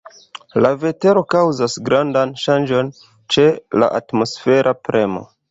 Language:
Esperanto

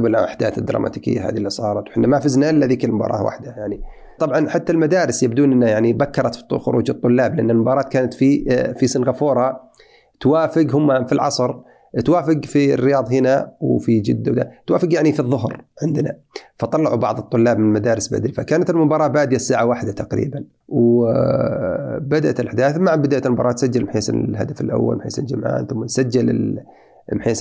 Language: Arabic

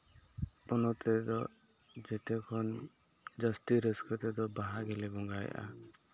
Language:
Santali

